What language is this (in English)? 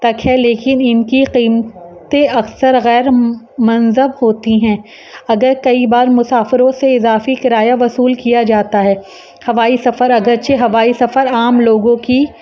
Urdu